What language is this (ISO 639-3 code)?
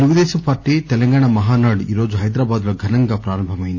tel